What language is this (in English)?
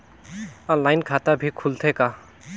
Chhattisgarhi